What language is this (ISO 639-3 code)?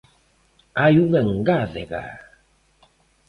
glg